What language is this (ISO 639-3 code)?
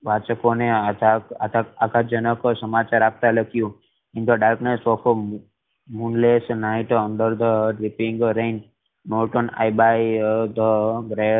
guj